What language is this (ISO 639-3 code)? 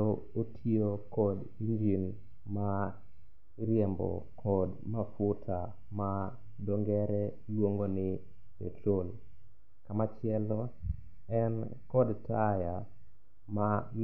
luo